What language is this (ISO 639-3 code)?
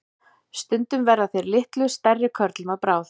isl